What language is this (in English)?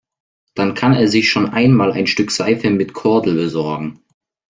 German